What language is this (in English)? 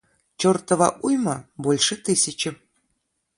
Russian